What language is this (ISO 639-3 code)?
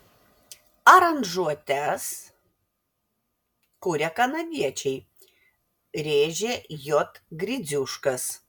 lit